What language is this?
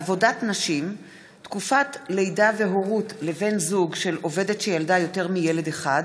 Hebrew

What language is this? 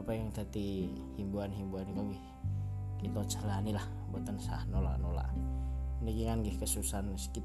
Indonesian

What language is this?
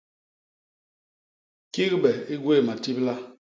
Basaa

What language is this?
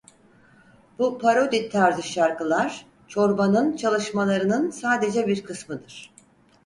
Turkish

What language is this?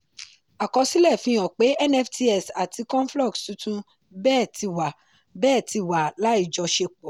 Yoruba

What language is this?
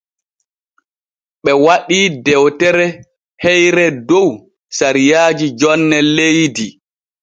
Borgu Fulfulde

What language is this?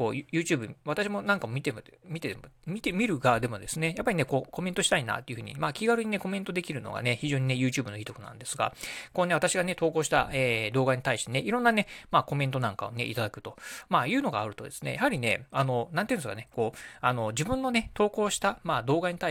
Japanese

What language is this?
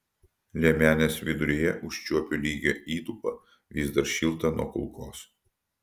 Lithuanian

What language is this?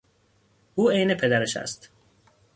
Persian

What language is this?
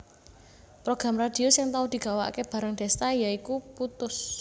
Javanese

